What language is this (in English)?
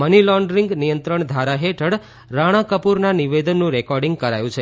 Gujarati